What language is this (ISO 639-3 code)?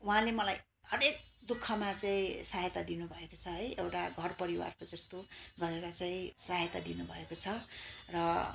nep